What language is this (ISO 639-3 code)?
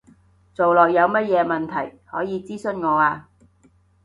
yue